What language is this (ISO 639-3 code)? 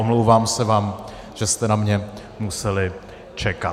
ces